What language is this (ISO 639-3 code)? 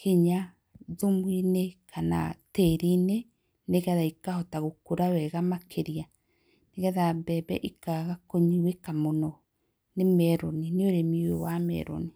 kik